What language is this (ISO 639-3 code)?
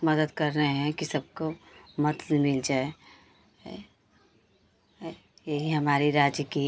hin